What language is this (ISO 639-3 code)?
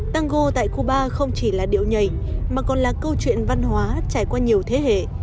vie